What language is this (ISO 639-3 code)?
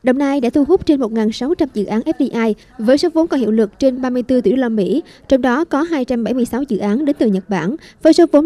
vie